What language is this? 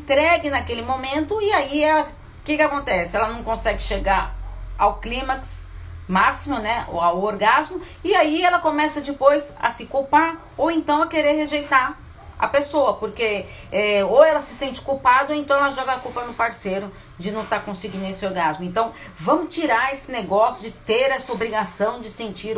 Portuguese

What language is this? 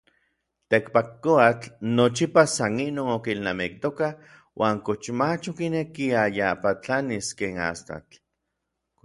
Orizaba Nahuatl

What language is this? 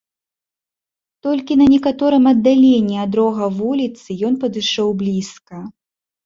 Belarusian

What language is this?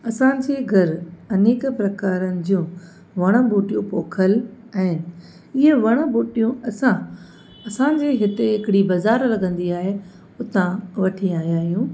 Sindhi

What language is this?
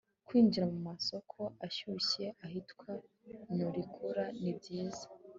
Kinyarwanda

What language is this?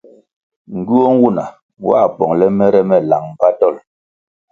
Kwasio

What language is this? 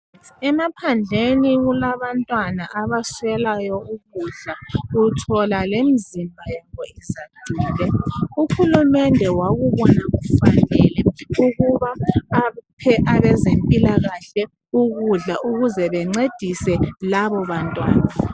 North Ndebele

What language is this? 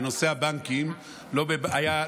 Hebrew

